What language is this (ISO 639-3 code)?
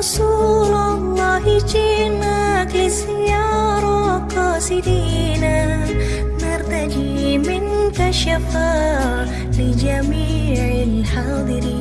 ind